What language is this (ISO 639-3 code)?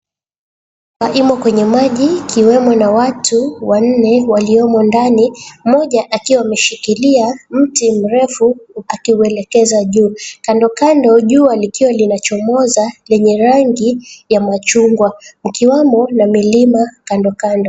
swa